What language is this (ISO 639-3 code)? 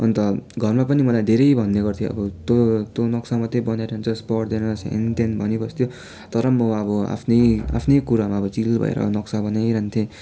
nep